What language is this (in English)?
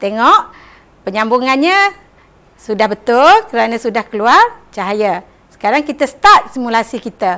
Malay